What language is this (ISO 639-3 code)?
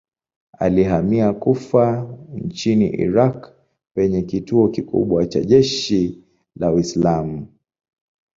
swa